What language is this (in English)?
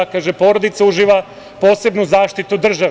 Serbian